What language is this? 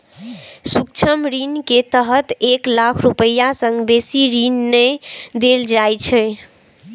Maithili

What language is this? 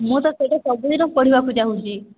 Odia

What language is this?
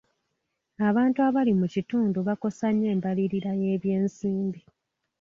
Ganda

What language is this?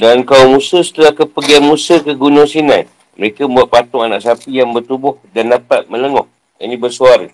Malay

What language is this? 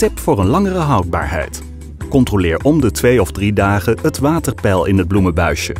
Dutch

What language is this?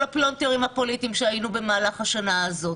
Hebrew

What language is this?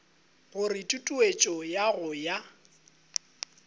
Northern Sotho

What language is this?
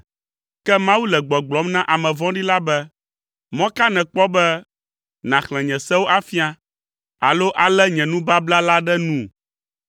Ewe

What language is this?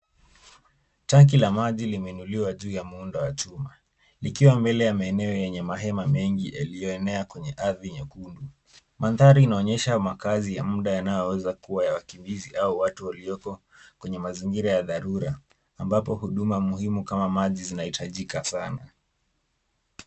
Swahili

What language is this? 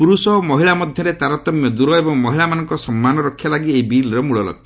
Odia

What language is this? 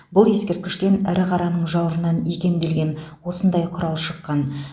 Kazakh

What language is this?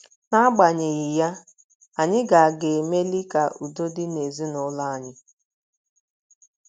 Igbo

